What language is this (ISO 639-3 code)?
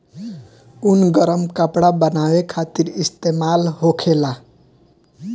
bho